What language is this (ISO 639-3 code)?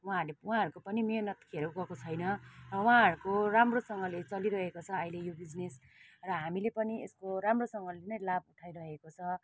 nep